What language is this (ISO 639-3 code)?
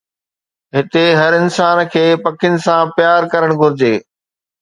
snd